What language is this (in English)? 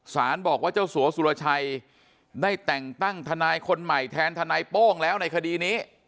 Thai